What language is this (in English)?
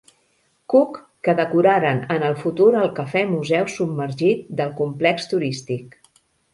Catalan